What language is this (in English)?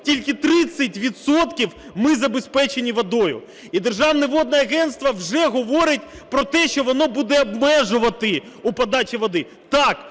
Ukrainian